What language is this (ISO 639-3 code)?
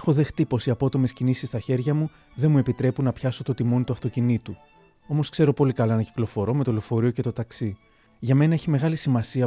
ell